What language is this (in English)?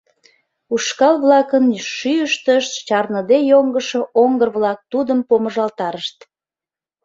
Mari